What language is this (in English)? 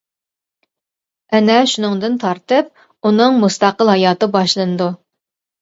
Uyghur